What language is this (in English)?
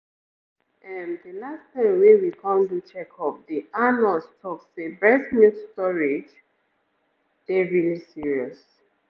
Nigerian Pidgin